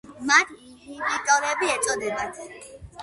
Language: Georgian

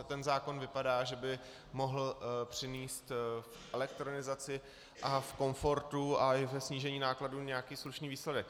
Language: Czech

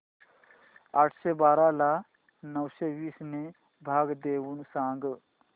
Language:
Marathi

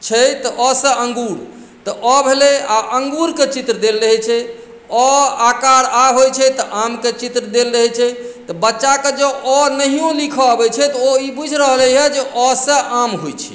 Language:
Maithili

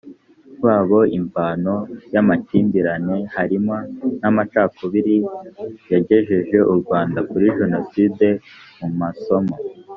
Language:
Kinyarwanda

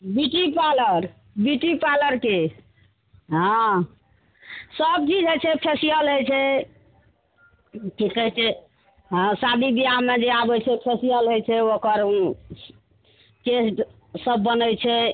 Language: Maithili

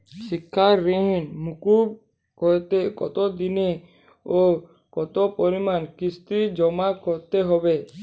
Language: Bangla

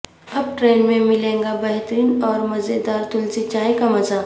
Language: Urdu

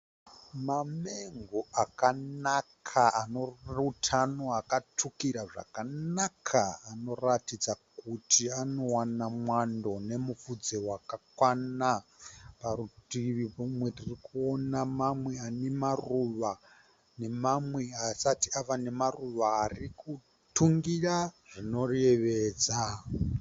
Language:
Shona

